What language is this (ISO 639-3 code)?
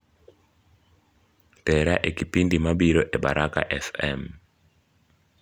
luo